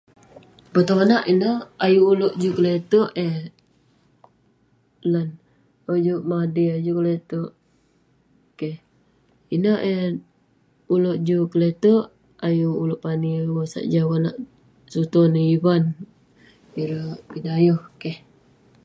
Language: Western Penan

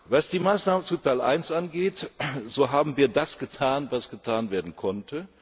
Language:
German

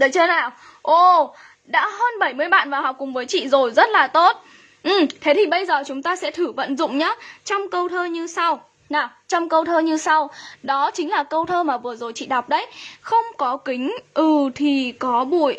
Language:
Vietnamese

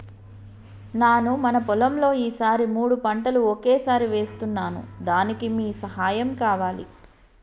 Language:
Telugu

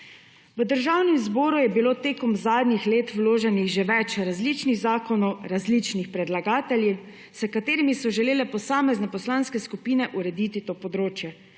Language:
Slovenian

